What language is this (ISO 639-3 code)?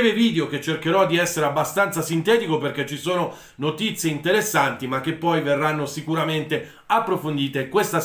ita